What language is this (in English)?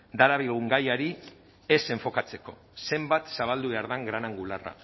Basque